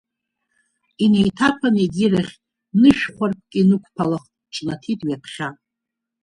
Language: Abkhazian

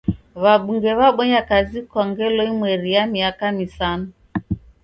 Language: Taita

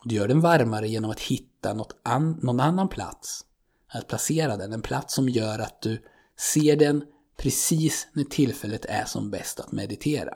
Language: Swedish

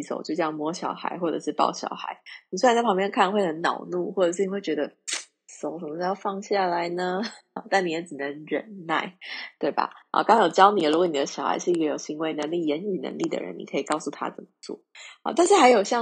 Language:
Chinese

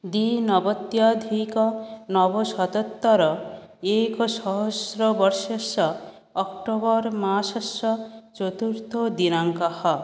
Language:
Sanskrit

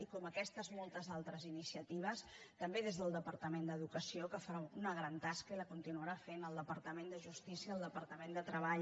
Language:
Catalan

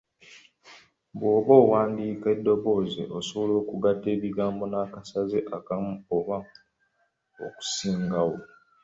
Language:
Ganda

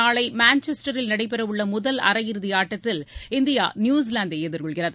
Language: Tamil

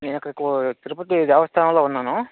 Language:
Telugu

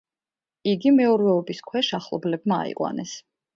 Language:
Georgian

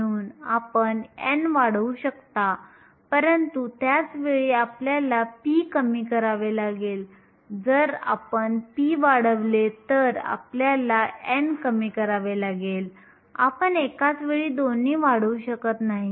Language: Marathi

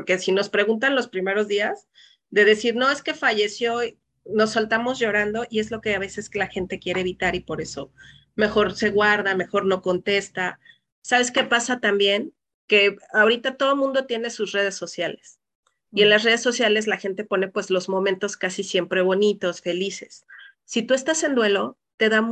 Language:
Spanish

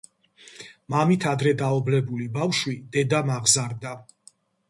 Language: Georgian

